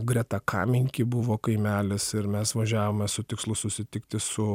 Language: Lithuanian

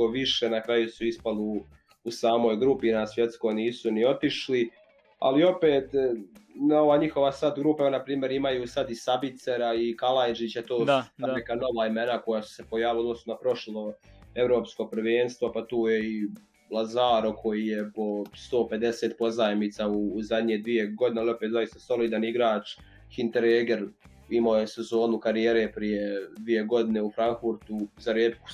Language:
Croatian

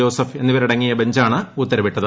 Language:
Malayalam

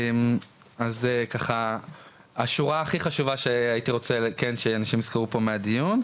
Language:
Hebrew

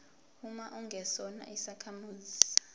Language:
Zulu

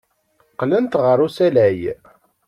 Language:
Kabyle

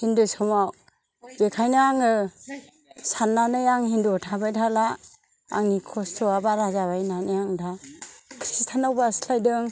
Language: Bodo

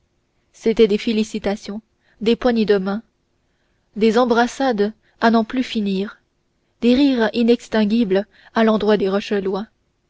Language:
French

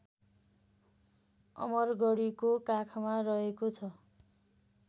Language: Nepali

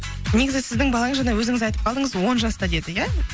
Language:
Kazakh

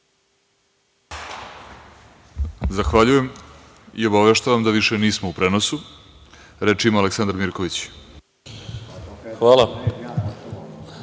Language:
Serbian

